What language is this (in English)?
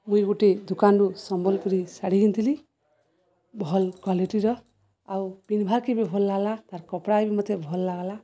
Odia